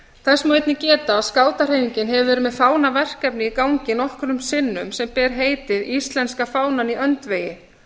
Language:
Icelandic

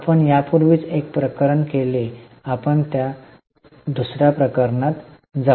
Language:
Marathi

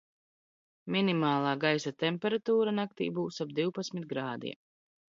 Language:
Latvian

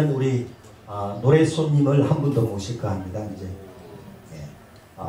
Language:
Korean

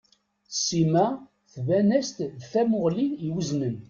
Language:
Kabyle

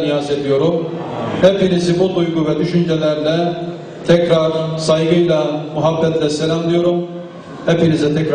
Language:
Turkish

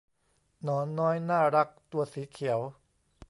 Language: Thai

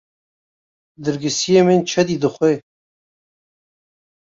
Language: Kurdish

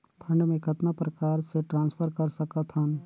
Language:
Chhattisgarhi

